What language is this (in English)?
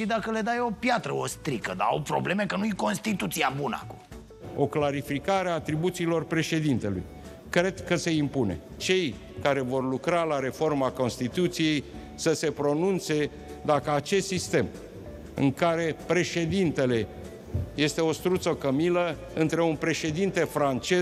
Romanian